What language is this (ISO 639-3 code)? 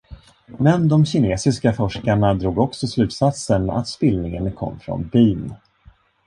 swe